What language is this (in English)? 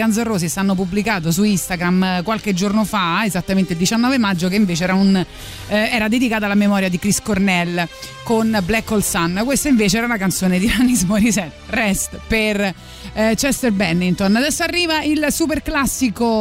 Italian